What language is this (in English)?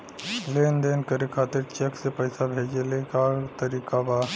Bhojpuri